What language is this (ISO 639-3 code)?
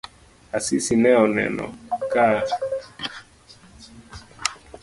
luo